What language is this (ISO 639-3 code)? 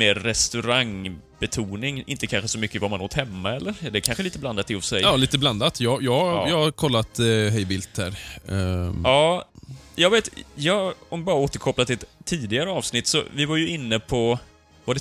swe